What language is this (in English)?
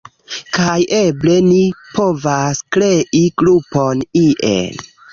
Esperanto